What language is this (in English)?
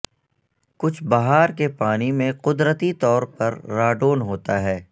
Urdu